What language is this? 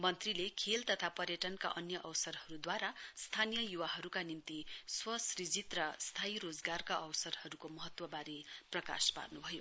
Nepali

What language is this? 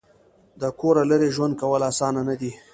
Pashto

